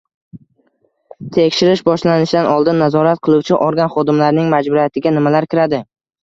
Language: Uzbek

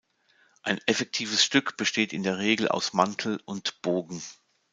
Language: German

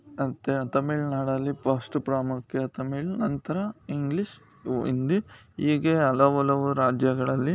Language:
Kannada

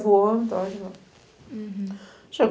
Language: Portuguese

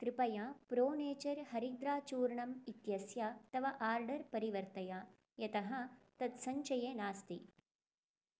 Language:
Sanskrit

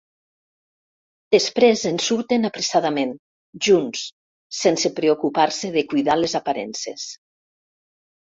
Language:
Catalan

